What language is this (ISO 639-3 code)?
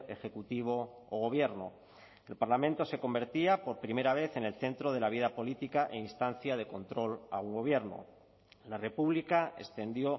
spa